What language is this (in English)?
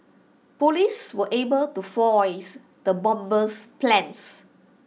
English